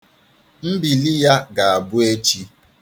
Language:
Igbo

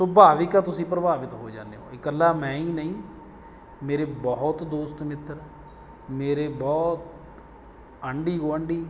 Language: Punjabi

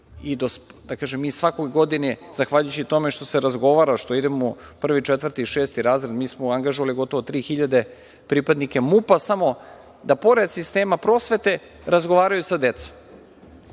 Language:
Serbian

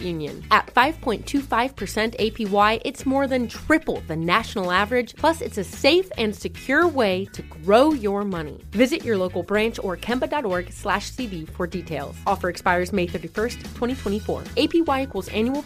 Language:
English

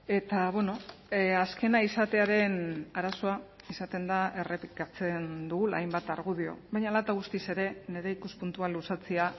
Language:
Basque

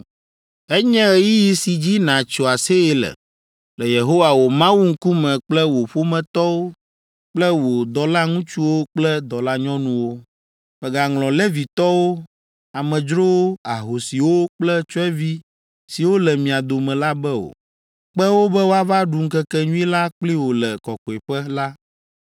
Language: Ewe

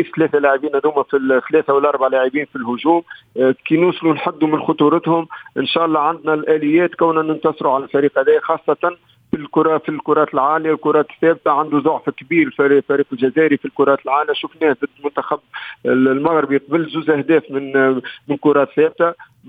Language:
Arabic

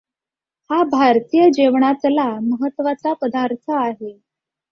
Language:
Marathi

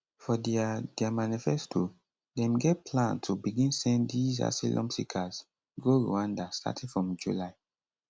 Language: Nigerian Pidgin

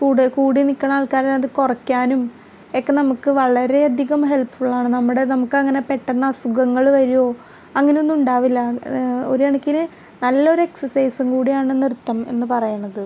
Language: Malayalam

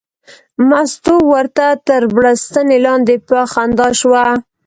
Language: Pashto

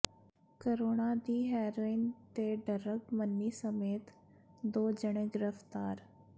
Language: Punjabi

